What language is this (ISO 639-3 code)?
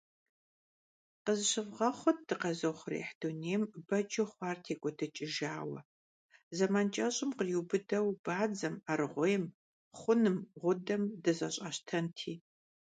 kbd